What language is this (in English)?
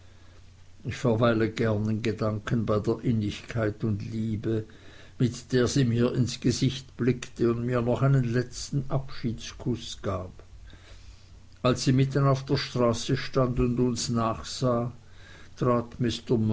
German